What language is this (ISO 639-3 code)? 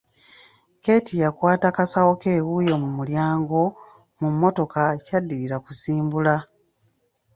lug